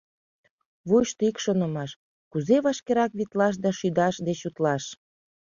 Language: Mari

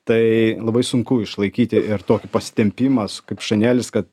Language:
Lithuanian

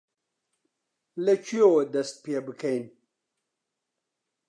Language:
Central Kurdish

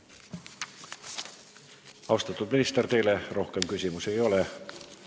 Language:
Estonian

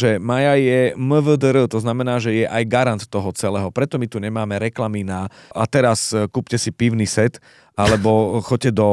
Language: Slovak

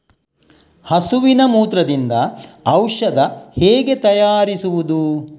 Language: Kannada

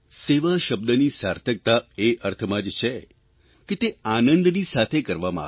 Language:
Gujarati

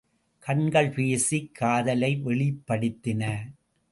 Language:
Tamil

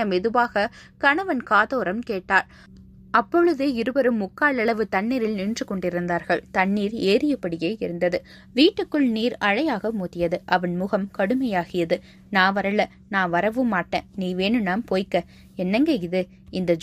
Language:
Tamil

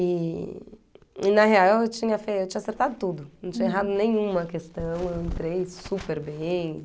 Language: Portuguese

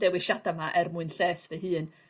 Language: Welsh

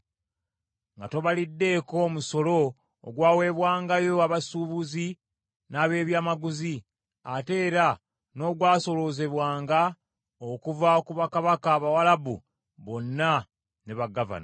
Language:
Ganda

